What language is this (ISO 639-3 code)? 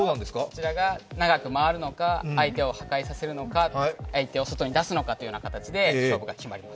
jpn